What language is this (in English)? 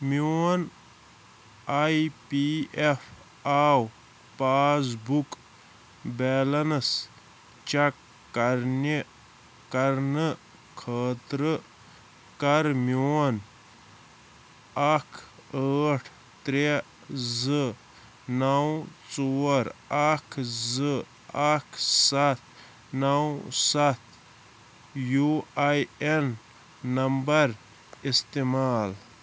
Kashmiri